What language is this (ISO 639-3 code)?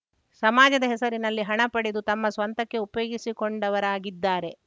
kan